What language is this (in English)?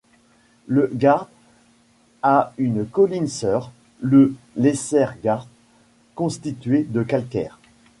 French